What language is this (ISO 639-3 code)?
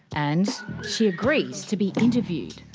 eng